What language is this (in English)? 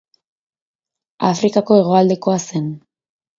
Basque